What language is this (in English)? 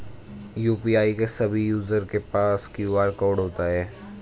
Hindi